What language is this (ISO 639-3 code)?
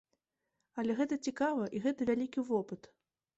bel